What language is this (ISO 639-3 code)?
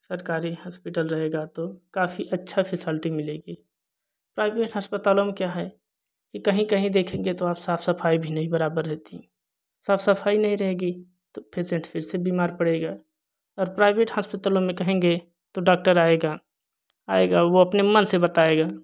hin